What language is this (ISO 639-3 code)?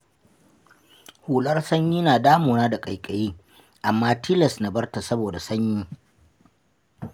hau